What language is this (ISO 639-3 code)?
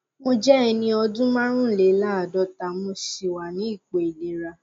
yor